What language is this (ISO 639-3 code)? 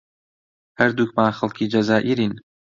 ckb